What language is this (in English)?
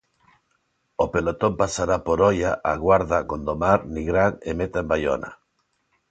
Galician